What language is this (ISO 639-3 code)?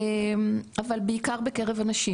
heb